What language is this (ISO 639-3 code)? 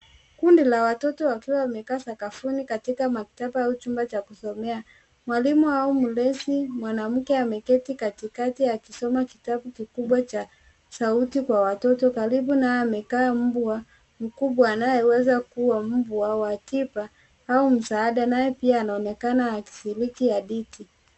swa